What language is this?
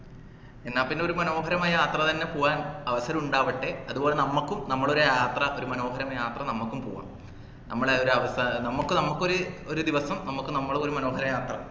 Malayalam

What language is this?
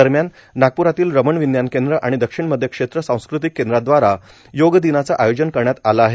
Marathi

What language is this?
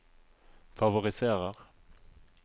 Norwegian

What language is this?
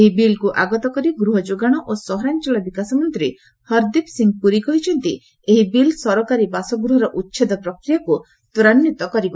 Odia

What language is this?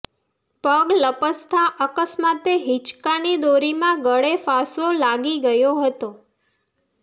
Gujarati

